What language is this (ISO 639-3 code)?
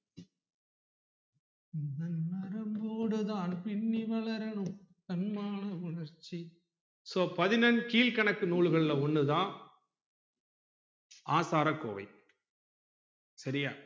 tam